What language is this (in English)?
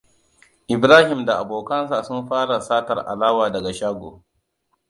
Hausa